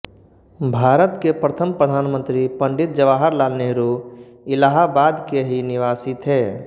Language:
Hindi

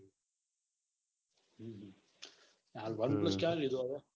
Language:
Gujarati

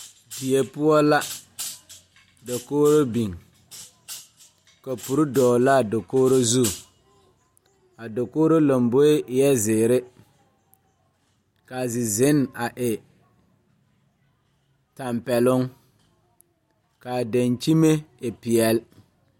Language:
Southern Dagaare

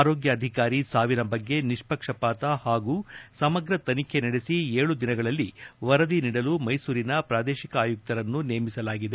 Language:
Kannada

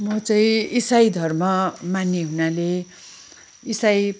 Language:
Nepali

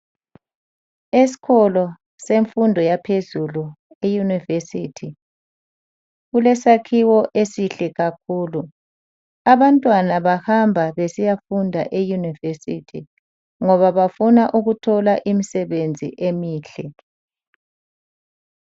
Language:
North Ndebele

